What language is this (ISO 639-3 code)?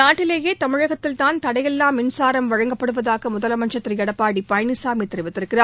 tam